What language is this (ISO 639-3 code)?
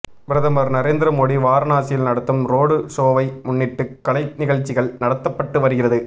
tam